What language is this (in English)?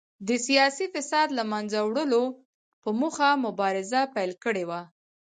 Pashto